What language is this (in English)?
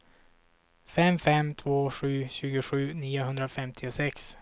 Swedish